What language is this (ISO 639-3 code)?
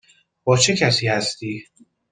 fas